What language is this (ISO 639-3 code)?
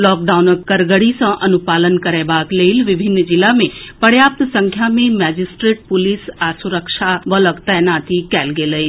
mai